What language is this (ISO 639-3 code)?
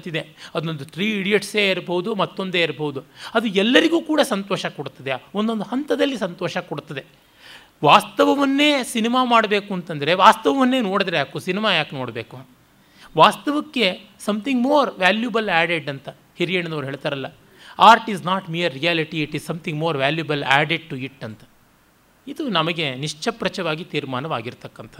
kan